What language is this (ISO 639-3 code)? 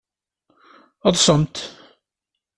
kab